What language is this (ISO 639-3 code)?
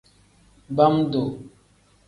kdh